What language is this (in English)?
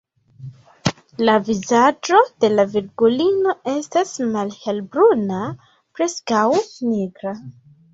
Esperanto